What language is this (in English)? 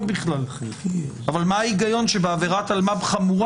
Hebrew